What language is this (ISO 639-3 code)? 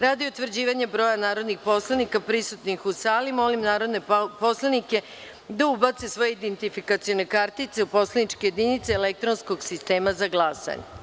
srp